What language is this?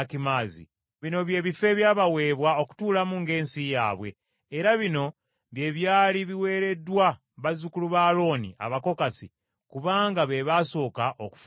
Ganda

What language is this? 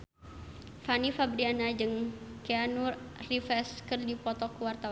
Sundanese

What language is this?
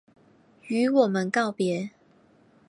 Chinese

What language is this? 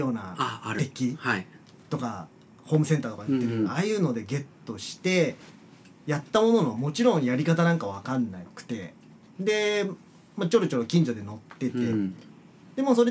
Japanese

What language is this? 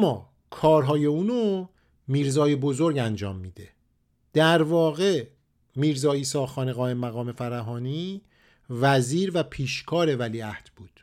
Persian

